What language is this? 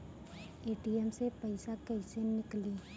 Bhojpuri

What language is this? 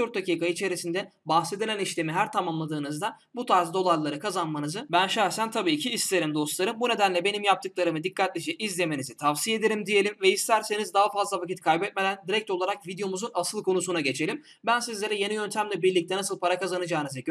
Turkish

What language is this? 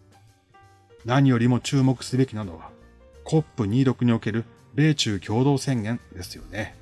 Japanese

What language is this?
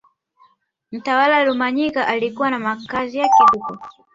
Swahili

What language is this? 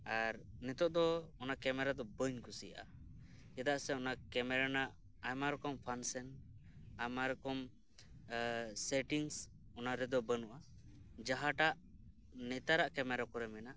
Santali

